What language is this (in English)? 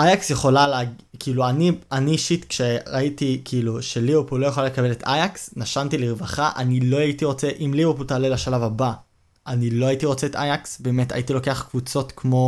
Hebrew